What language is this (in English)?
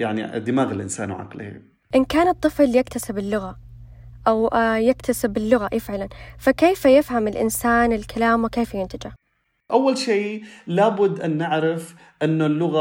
Arabic